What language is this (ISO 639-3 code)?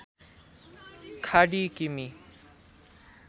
nep